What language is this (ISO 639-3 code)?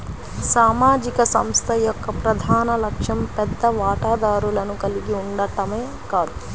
tel